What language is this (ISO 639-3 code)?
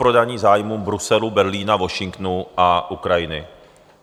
ces